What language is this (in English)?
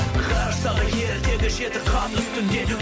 Kazakh